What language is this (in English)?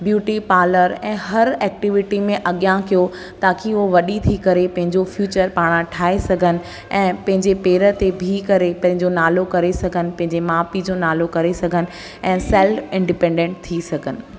Sindhi